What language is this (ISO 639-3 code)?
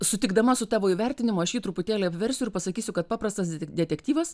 lit